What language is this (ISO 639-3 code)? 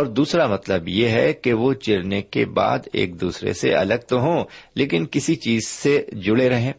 urd